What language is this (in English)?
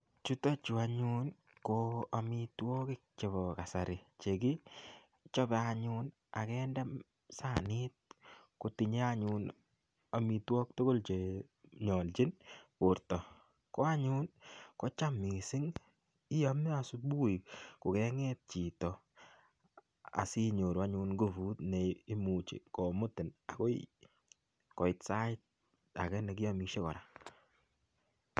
Kalenjin